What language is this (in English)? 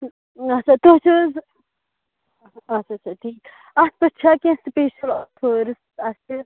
Kashmiri